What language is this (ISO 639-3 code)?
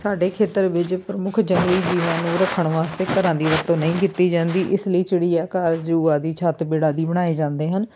pan